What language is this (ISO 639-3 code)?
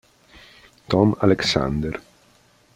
ita